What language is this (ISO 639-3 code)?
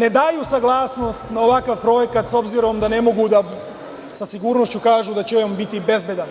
srp